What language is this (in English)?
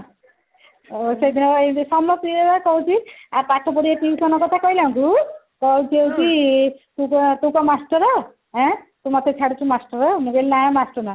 Odia